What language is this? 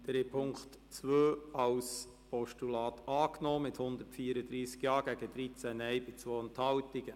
Swiss German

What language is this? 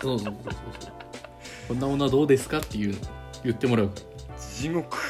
Japanese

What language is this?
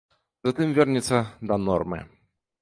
Belarusian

